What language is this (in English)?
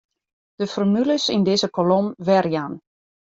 Western Frisian